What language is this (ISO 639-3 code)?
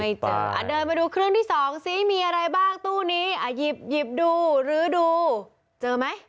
tha